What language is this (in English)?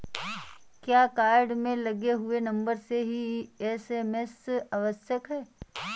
Hindi